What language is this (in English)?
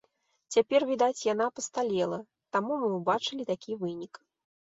Belarusian